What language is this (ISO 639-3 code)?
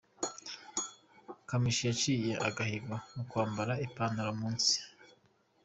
kin